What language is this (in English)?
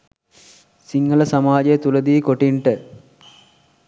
Sinhala